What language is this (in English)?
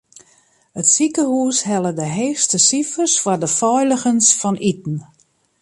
Western Frisian